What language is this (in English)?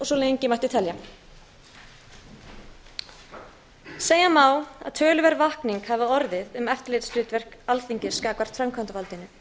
Icelandic